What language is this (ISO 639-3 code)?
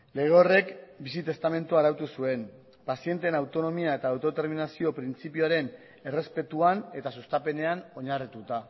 eus